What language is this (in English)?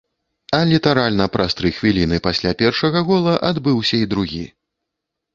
Belarusian